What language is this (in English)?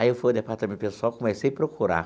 Portuguese